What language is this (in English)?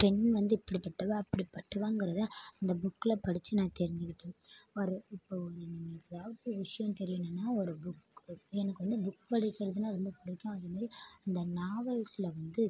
Tamil